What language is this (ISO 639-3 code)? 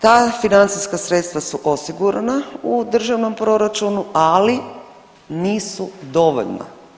hrv